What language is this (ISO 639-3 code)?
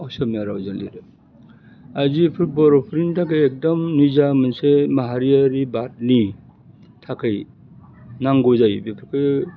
brx